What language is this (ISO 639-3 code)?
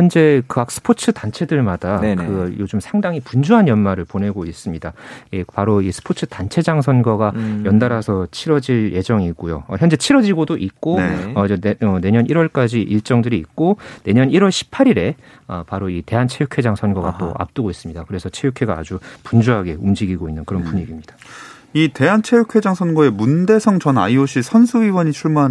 kor